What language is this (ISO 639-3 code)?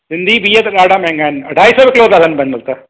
snd